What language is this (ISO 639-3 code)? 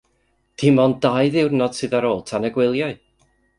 cym